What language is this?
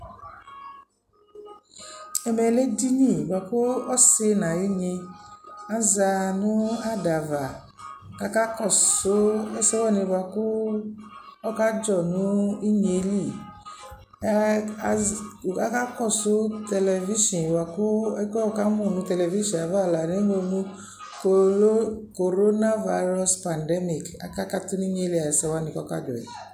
Ikposo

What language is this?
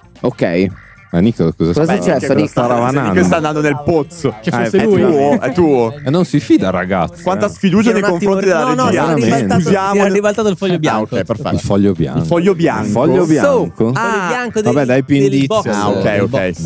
Italian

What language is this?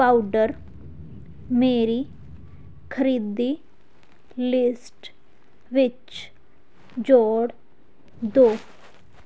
Punjabi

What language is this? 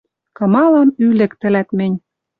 Western Mari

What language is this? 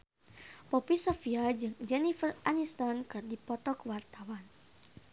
Sundanese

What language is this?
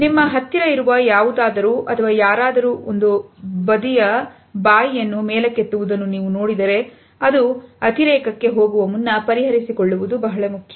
Kannada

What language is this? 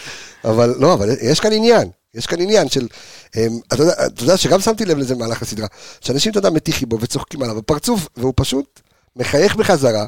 Hebrew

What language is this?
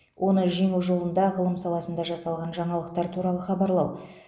Kazakh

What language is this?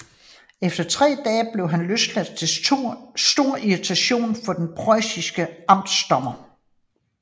Danish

